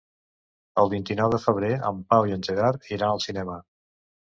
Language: Catalan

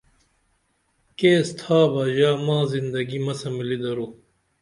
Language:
Dameli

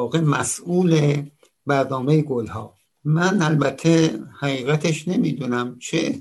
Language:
Persian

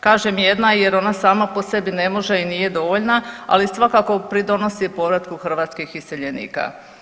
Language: Croatian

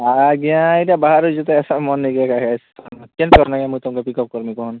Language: Odia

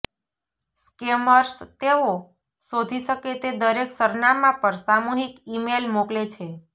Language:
Gujarati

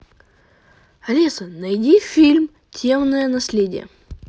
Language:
Russian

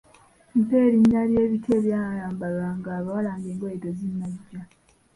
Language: Ganda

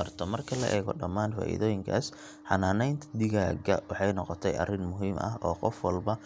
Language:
Somali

